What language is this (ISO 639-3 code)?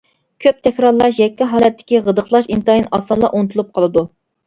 uig